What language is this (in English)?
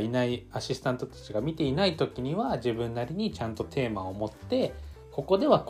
Japanese